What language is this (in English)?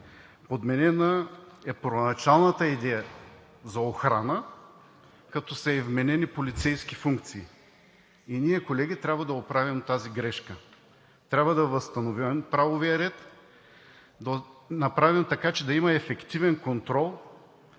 Bulgarian